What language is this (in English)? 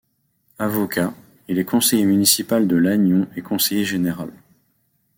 French